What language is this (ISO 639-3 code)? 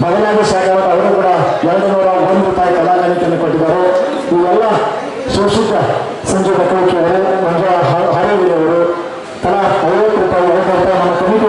ara